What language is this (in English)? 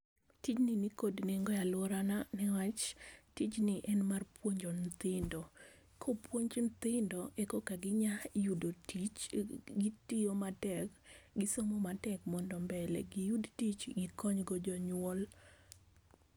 Luo (Kenya and Tanzania)